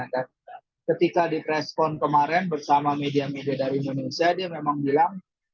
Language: Indonesian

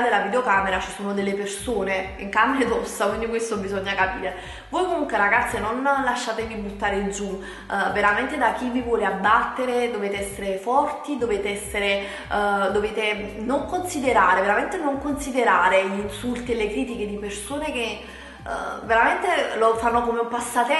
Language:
Italian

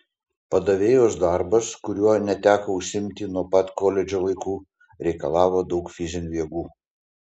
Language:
Lithuanian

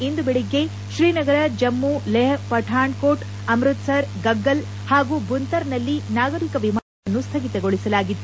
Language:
Kannada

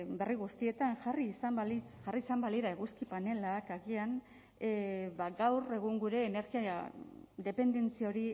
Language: Basque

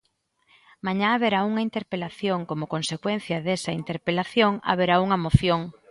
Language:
Galician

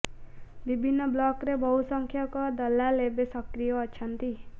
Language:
Odia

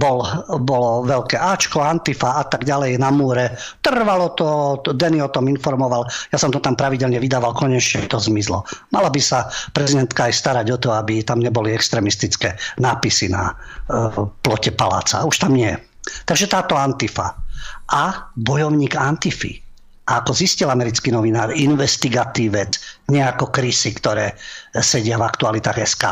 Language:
Slovak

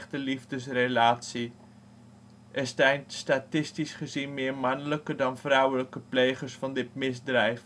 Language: Dutch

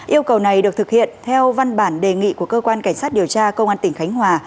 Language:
Vietnamese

